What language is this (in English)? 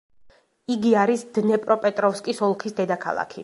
Georgian